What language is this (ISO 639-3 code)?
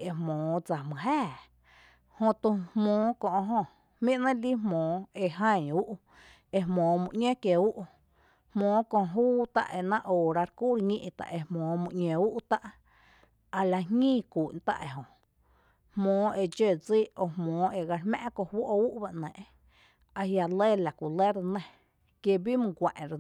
cte